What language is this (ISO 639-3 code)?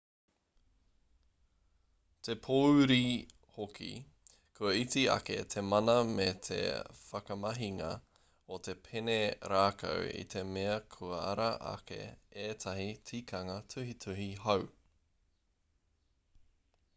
mri